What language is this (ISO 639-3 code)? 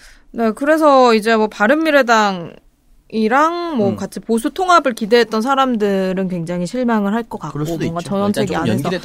kor